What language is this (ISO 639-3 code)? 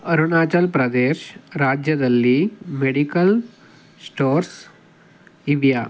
kan